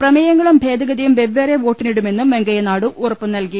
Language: Malayalam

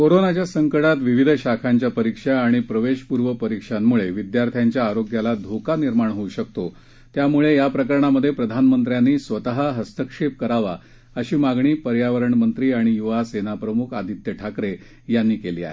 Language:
Marathi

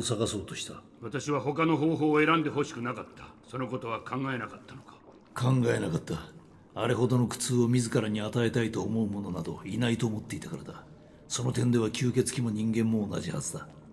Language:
Japanese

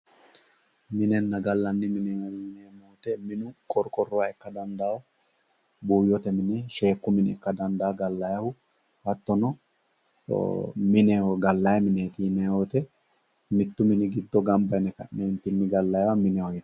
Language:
Sidamo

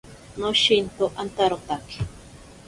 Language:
Ashéninka Perené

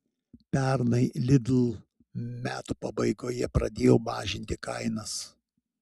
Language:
Lithuanian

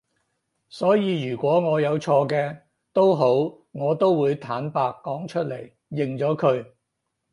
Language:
Cantonese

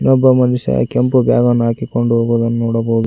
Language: Kannada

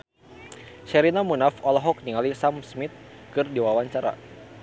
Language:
Sundanese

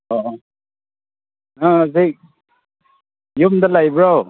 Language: Manipuri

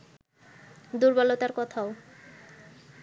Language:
Bangla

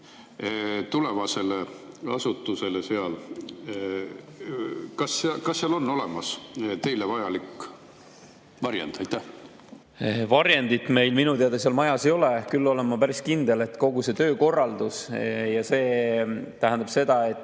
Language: Estonian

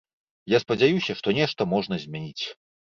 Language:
Belarusian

